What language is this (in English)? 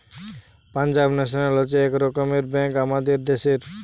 Bangla